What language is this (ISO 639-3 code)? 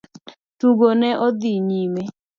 luo